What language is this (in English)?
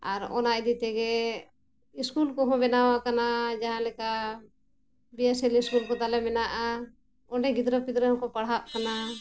Santali